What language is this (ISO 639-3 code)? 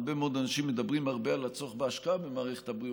heb